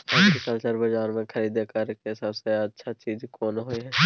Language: Maithili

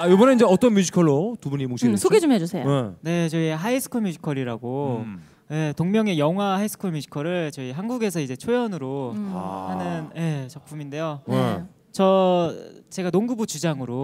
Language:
Korean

